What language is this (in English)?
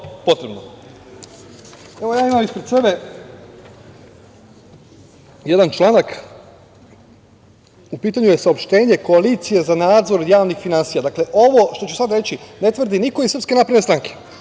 Serbian